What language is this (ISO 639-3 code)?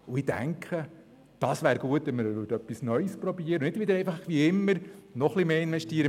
gsw